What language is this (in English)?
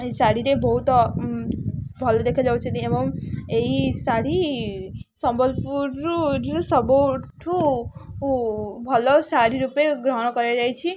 Odia